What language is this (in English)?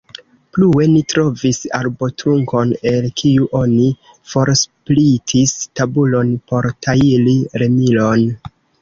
Esperanto